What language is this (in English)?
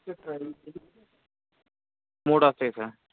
Telugu